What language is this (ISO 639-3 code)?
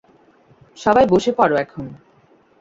ben